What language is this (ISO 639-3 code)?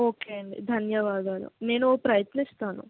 tel